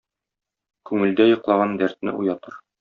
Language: Tatar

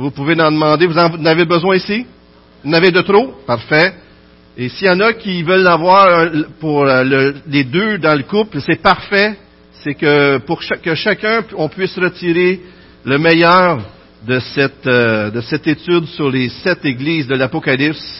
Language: French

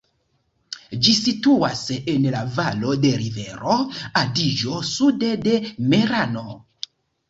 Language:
Esperanto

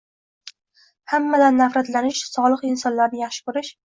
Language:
Uzbek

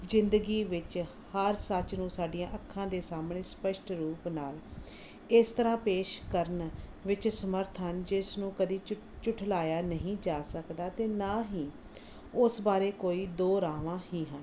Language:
Punjabi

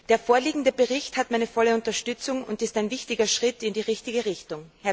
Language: German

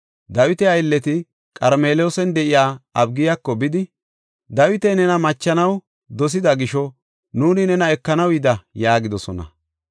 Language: Gofa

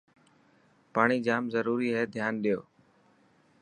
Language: Dhatki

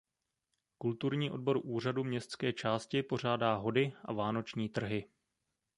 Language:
Czech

